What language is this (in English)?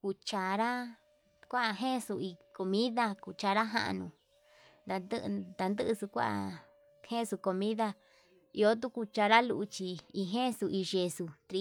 Yutanduchi Mixtec